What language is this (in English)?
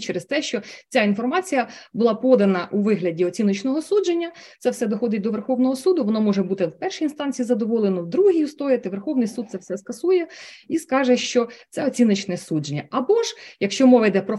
Ukrainian